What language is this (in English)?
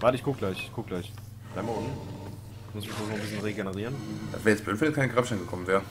German